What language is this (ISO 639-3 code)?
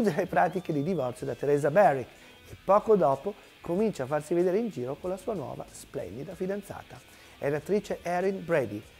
ita